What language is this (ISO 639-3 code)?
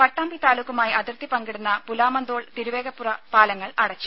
mal